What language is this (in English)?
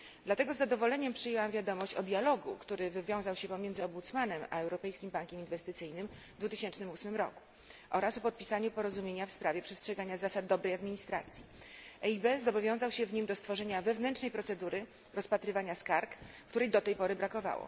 Polish